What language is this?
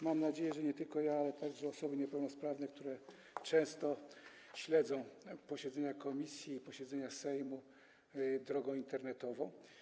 Polish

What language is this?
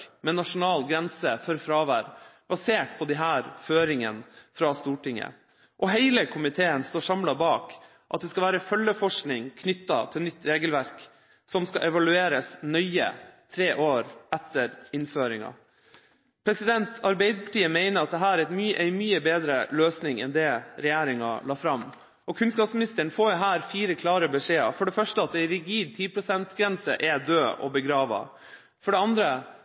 Norwegian Bokmål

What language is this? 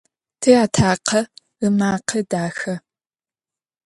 Adyghe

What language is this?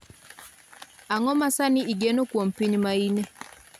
Luo (Kenya and Tanzania)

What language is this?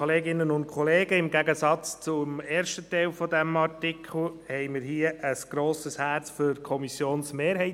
Swiss German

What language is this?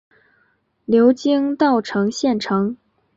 Chinese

